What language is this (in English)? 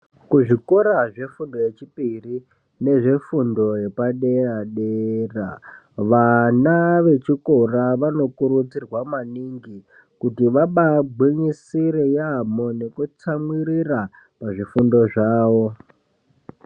Ndau